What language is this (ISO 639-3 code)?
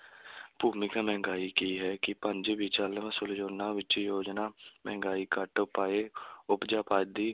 pan